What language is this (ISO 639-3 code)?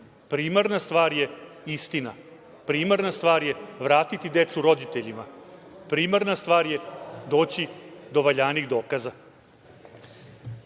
srp